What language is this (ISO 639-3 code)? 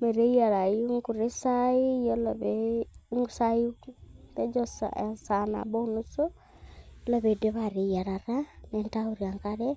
mas